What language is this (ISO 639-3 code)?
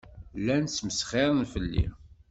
kab